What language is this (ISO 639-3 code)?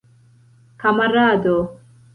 epo